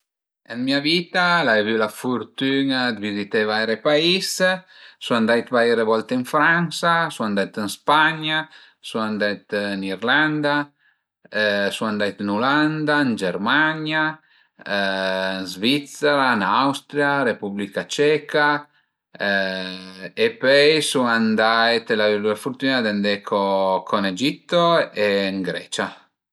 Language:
Piedmontese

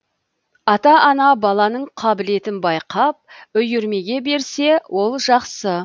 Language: Kazakh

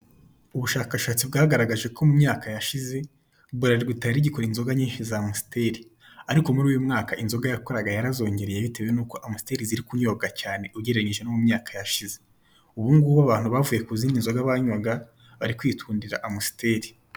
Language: Kinyarwanda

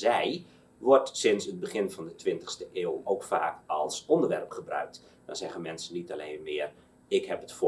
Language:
Dutch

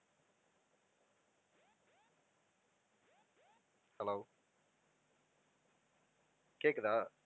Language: Tamil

